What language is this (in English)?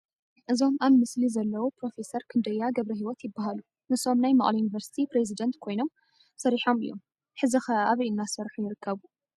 Tigrinya